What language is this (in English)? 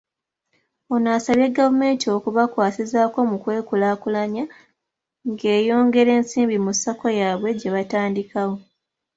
Ganda